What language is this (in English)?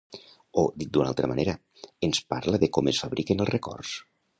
Catalan